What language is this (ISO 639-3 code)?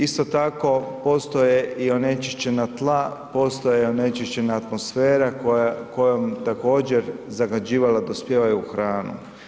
hrv